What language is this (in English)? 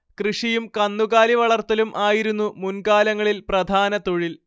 Malayalam